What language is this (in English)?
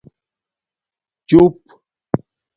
Domaaki